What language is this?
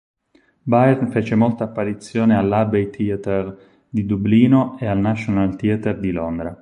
Italian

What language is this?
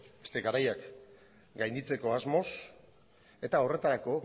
Basque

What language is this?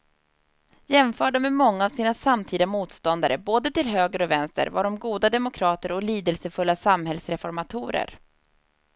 Swedish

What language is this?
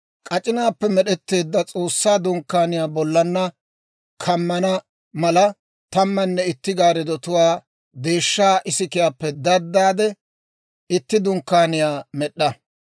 Dawro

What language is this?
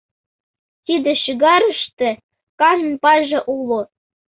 Mari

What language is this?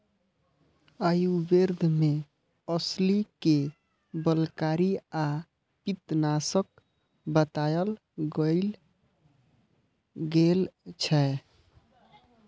Maithili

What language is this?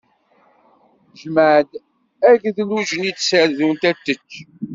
Kabyle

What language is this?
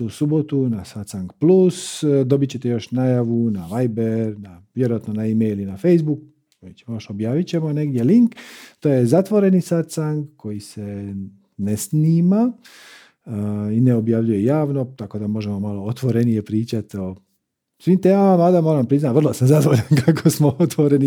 Croatian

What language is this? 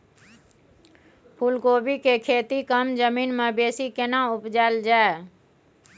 Maithili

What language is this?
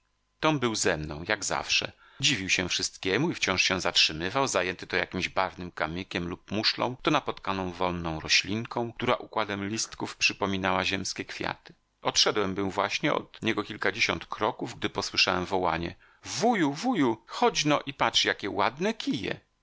Polish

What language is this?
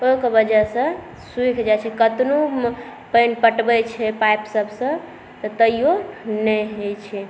Maithili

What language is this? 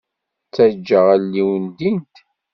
Kabyle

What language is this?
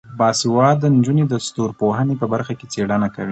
Pashto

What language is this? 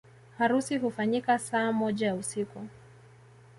Swahili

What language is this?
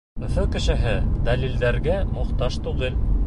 Bashkir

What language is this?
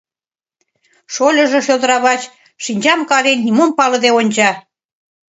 Mari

